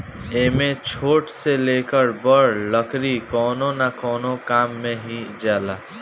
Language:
Bhojpuri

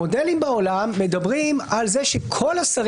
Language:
Hebrew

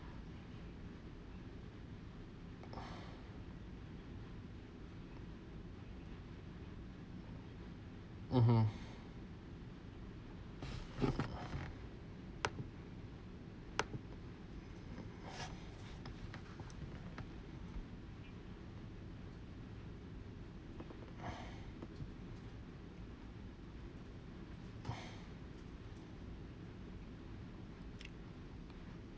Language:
English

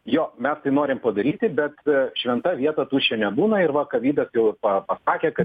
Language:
Lithuanian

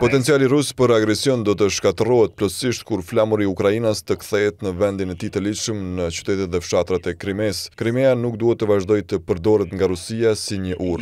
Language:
Romanian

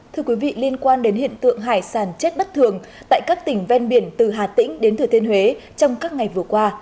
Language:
Vietnamese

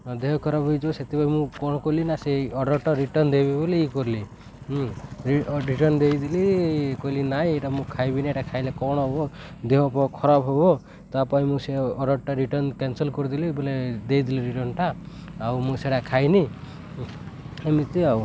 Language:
Odia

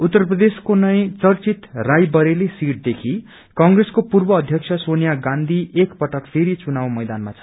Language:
Nepali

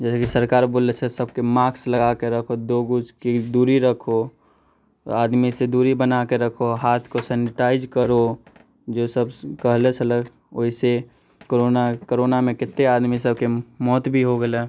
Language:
Maithili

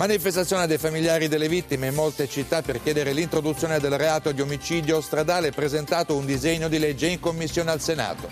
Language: Italian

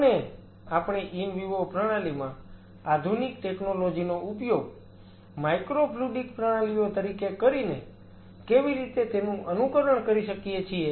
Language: Gujarati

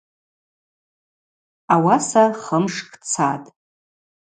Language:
Abaza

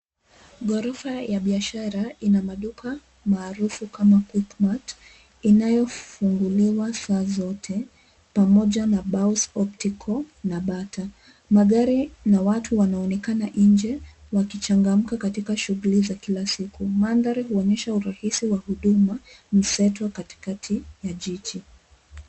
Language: Swahili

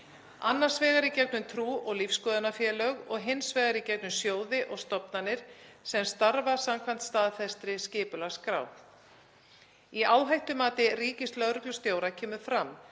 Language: Icelandic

